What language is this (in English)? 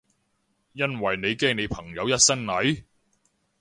Cantonese